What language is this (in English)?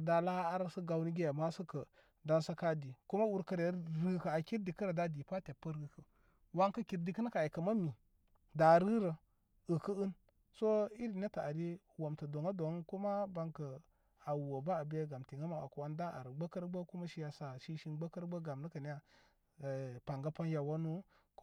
Koma